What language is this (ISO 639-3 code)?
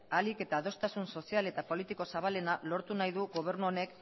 eus